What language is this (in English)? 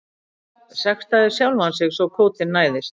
Icelandic